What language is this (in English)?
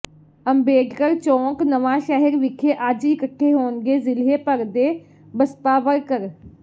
Punjabi